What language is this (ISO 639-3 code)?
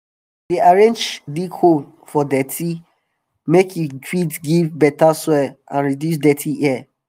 pcm